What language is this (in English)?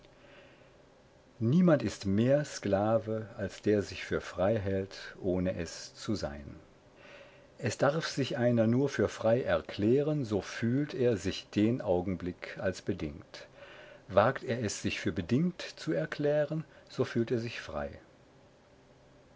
German